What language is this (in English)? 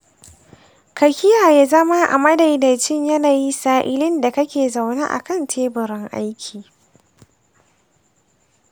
Hausa